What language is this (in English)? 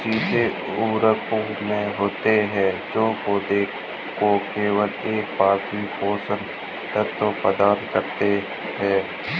Hindi